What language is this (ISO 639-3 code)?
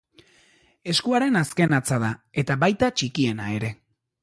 eus